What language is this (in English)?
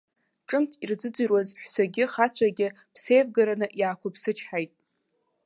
Abkhazian